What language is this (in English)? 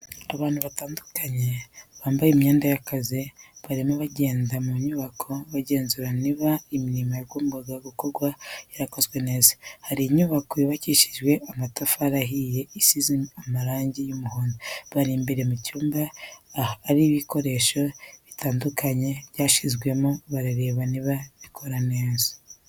Kinyarwanda